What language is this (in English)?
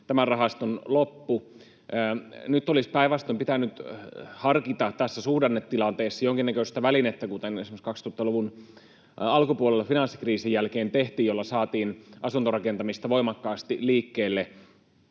Finnish